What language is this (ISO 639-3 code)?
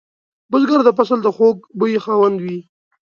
pus